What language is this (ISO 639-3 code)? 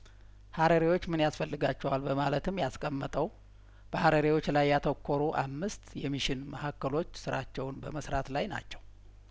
amh